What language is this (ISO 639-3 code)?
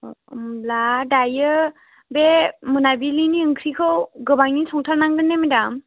brx